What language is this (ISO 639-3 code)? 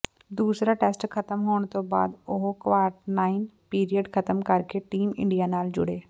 pan